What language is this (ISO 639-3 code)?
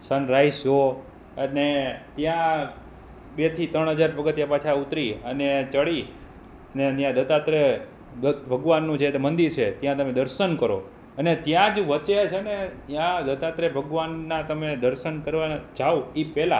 guj